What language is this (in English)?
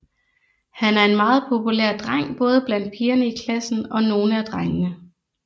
Danish